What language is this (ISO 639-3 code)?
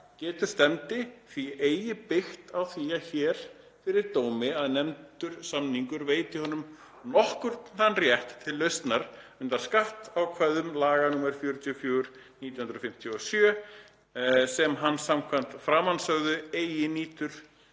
isl